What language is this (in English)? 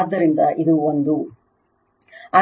Kannada